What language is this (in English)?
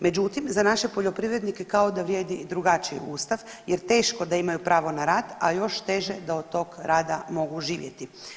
Croatian